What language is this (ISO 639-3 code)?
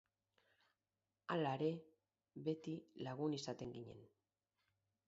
eus